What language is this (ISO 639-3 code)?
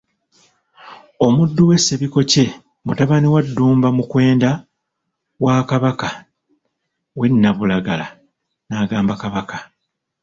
lug